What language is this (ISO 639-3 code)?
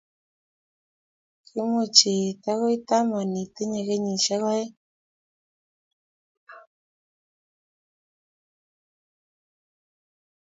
kln